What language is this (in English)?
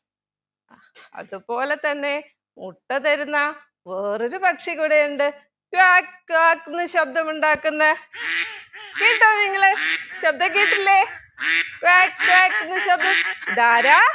Malayalam